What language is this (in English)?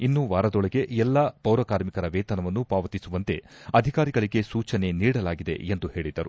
Kannada